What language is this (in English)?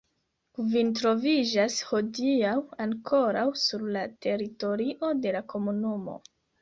Esperanto